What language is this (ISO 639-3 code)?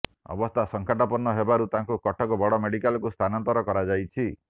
ori